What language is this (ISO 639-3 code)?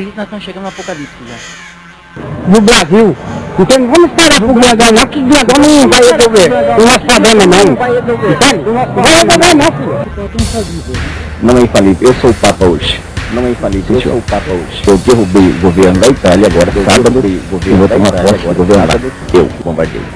por